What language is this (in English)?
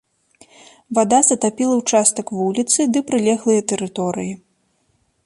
Belarusian